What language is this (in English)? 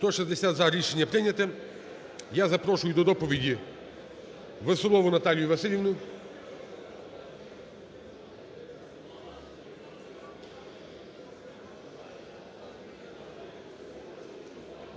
Ukrainian